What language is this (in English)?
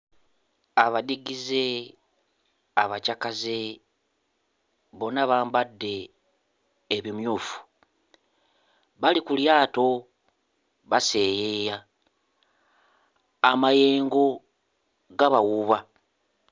Ganda